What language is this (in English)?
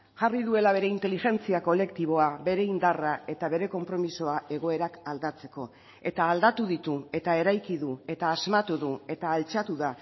Basque